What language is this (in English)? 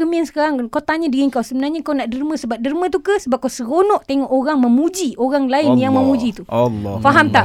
Malay